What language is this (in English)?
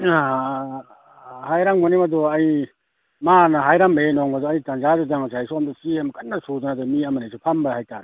Manipuri